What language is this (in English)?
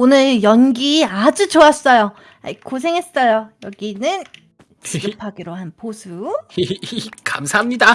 Korean